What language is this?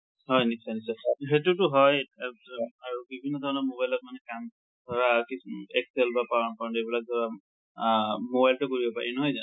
Assamese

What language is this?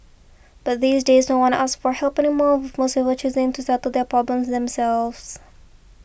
English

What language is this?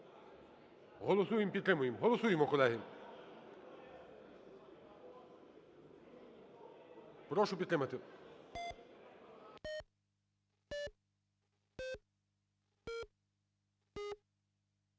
Ukrainian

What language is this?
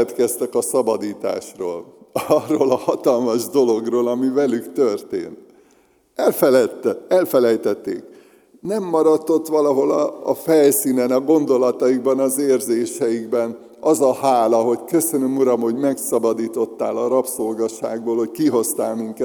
Hungarian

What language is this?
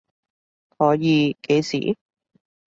Cantonese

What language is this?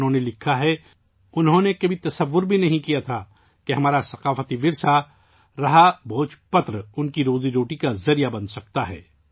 Urdu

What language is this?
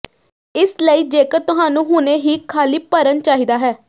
Punjabi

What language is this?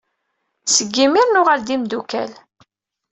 Kabyle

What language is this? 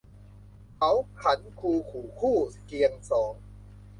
Thai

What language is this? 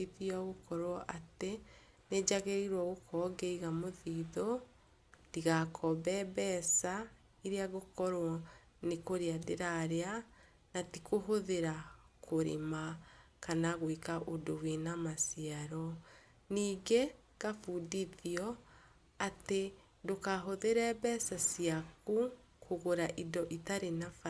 Kikuyu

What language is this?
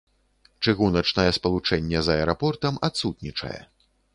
Belarusian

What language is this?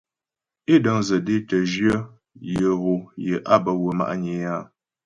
Ghomala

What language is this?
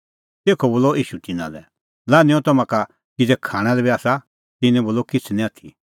Kullu Pahari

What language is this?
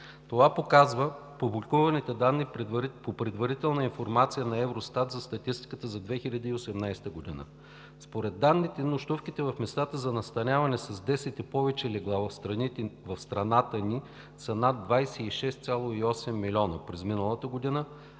Bulgarian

